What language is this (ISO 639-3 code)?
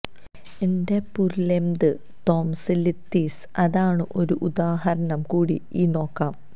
mal